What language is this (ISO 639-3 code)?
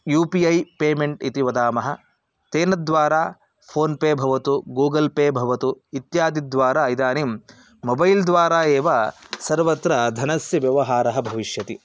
san